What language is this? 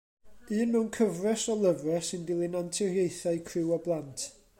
Welsh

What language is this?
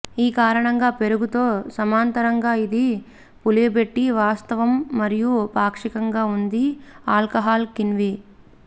Telugu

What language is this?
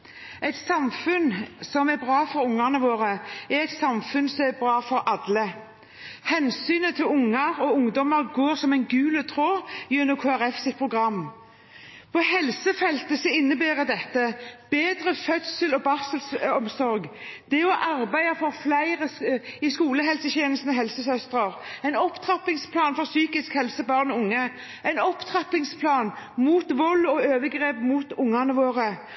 Norwegian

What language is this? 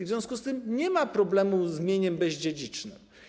Polish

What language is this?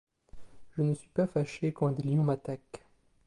French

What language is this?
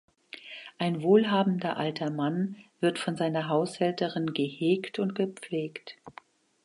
German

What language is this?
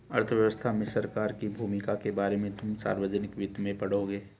Hindi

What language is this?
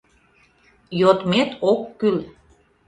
Mari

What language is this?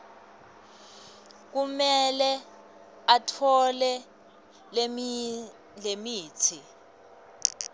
Swati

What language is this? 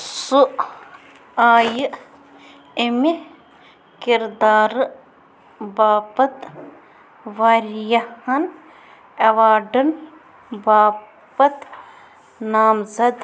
Kashmiri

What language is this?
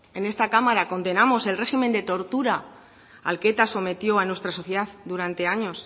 Spanish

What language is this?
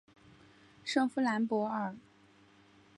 Chinese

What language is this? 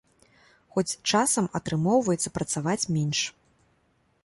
Belarusian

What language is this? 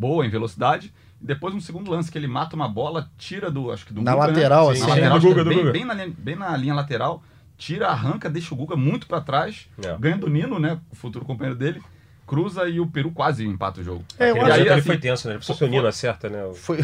Portuguese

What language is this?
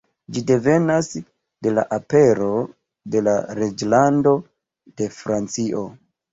Esperanto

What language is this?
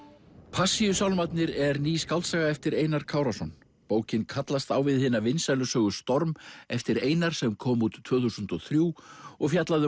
Icelandic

